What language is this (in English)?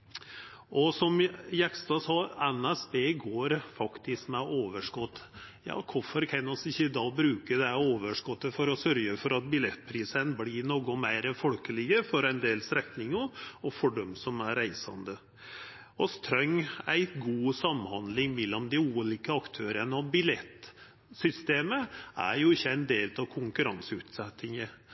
Norwegian Nynorsk